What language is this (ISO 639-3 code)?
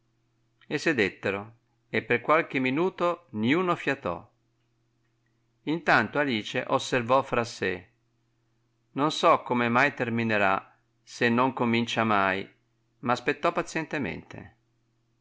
ita